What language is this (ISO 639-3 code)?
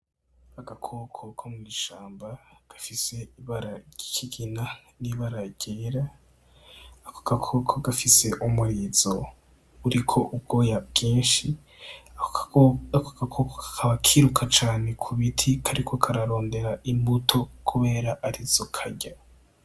run